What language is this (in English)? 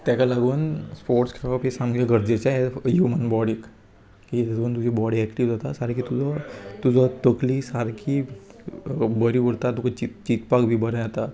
Konkani